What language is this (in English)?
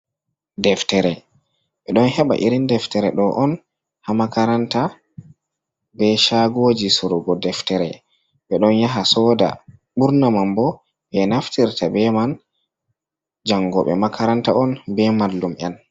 Fula